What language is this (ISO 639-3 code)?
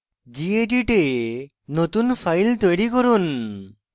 ben